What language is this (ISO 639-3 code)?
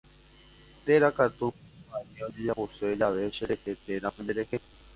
grn